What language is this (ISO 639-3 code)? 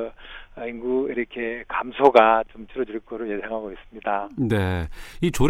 kor